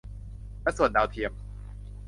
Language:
Thai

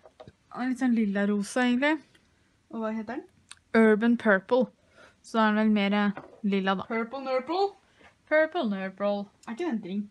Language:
Norwegian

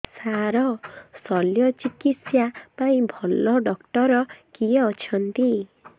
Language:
Odia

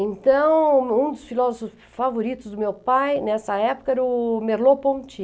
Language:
Portuguese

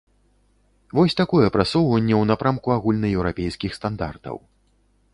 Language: Belarusian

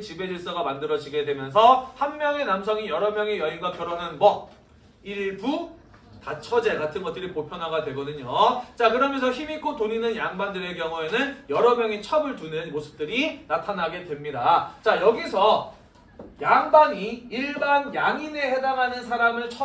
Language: Korean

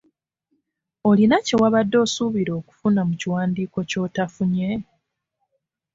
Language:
Ganda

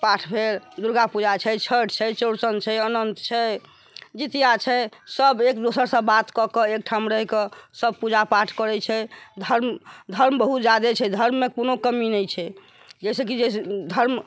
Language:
Maithili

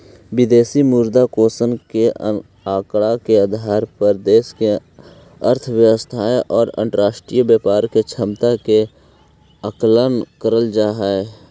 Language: Magahi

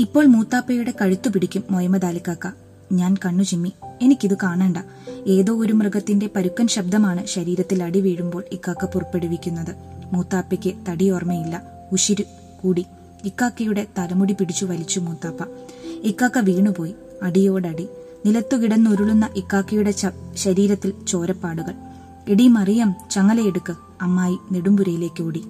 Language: Malayalam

